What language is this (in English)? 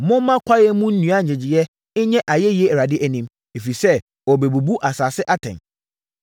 Akan